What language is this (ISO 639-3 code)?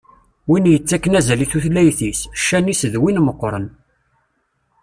kab